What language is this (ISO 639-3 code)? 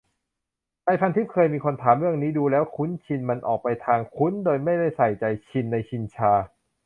tha